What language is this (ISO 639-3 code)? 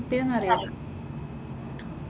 mal